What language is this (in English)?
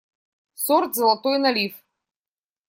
Russian